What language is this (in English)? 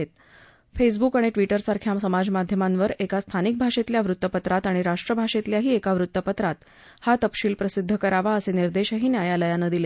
Marathi